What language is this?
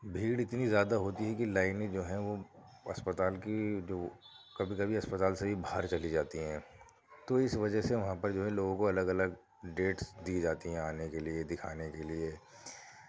Urdu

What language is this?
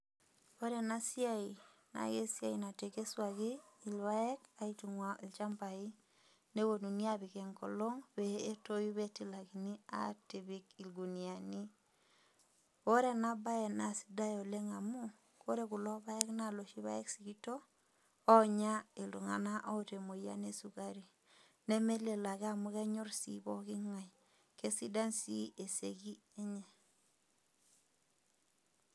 Masai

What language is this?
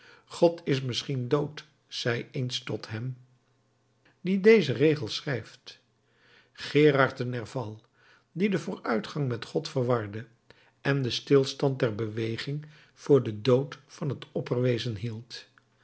Dutch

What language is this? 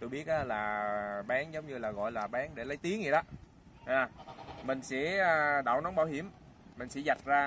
Vietnamese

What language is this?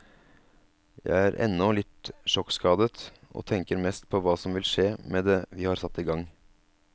Norwegian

